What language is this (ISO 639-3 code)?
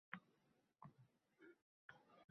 uzb